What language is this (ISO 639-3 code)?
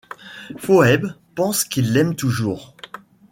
fra